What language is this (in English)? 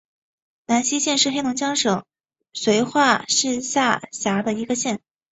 Chinese